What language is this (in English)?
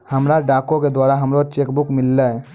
Maithili